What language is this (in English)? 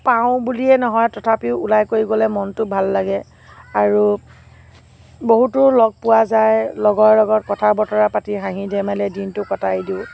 Assamese